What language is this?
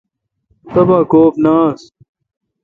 Kalkoti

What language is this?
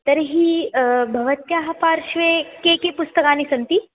Sanskrit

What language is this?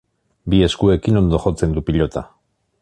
Basque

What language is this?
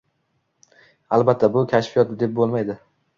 Uzbek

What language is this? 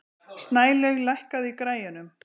Icelandic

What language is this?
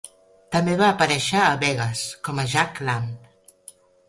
Catalan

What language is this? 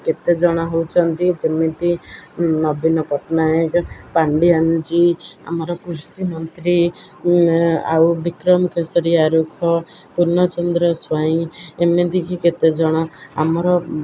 Odia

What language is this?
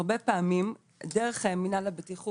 Hebrew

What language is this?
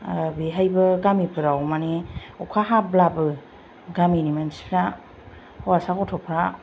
Bodo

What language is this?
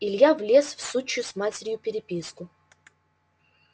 Russian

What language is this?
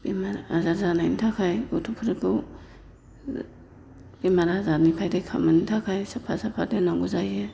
Bodo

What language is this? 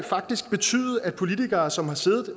Danish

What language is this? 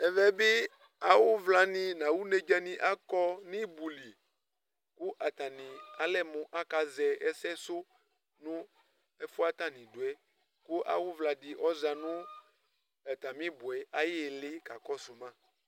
Ikposo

